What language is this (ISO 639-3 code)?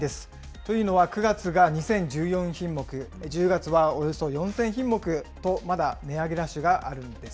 jpn